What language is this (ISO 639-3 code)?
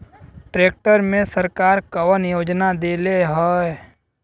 bho